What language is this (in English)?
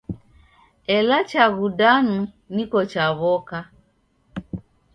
Taita